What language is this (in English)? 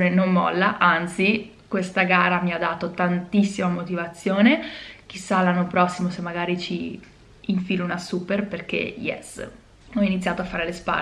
Italian